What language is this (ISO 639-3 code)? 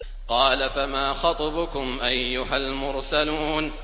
ara